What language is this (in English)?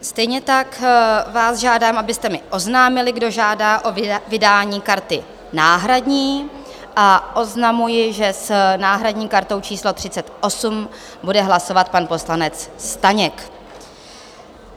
Czech